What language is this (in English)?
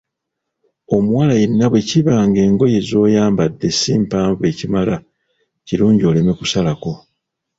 Ganda